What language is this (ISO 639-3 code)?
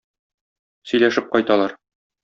tat